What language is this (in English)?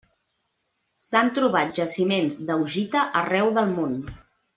Catalan